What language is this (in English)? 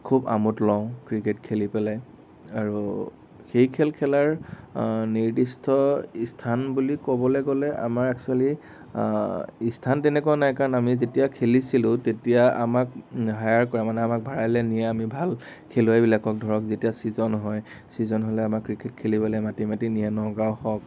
Assamese